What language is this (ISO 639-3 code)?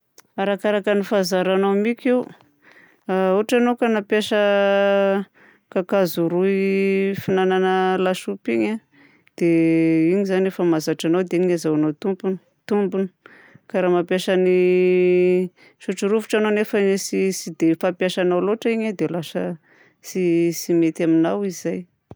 bzc